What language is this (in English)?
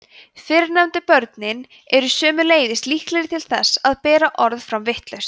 Icelandic